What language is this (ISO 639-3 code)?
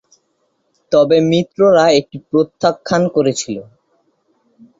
ben